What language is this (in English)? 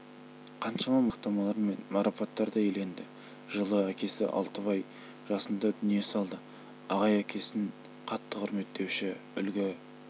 Kazakh